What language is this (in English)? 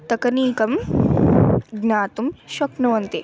Sanskrit